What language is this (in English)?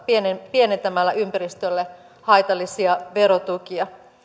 Finnish